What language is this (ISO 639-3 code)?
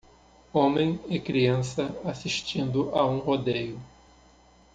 por